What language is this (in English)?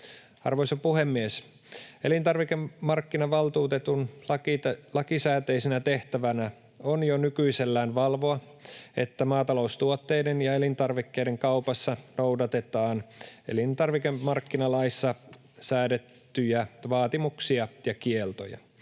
Finnish